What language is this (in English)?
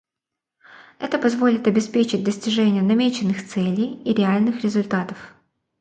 Russian